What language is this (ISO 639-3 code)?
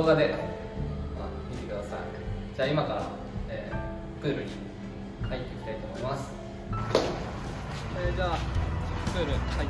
jpn